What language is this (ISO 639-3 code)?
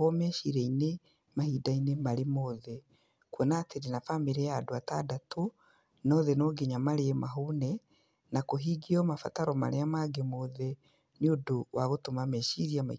kik